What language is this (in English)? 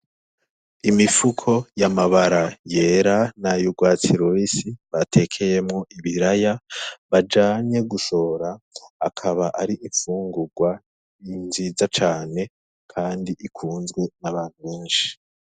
Rundi